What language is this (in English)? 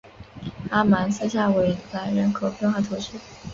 Chinese